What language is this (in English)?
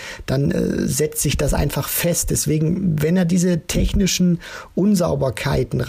German